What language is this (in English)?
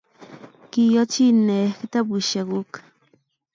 Kalenjin